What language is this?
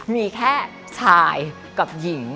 Thai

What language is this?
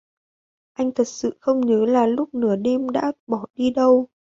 Vietnamese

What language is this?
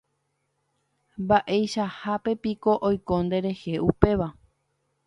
Guarani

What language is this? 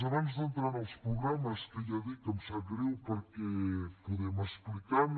Catalan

